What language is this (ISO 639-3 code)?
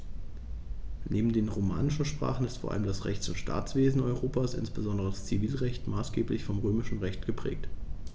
deu